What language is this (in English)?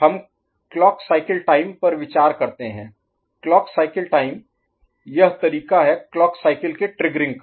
Hindi